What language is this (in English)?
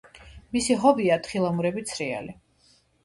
Georgian